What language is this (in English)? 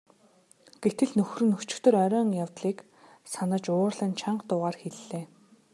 Mongolian